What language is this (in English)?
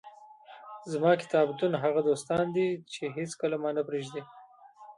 Pashto